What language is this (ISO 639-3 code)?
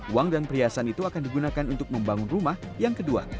ind